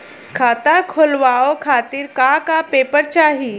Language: Bhojpuri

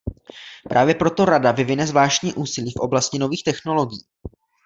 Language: Czech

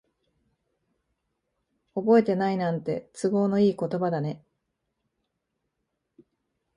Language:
Japanese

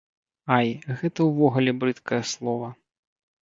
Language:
Belarusian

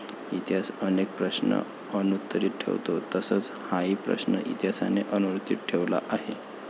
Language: Marathi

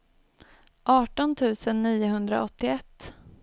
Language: Swedish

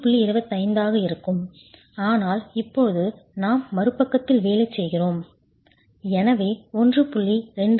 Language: Tamil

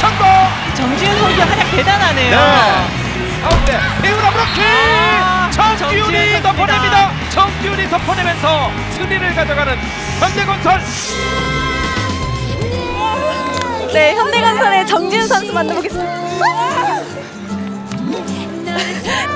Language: Korean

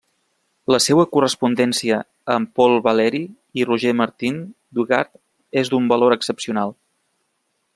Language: Catalan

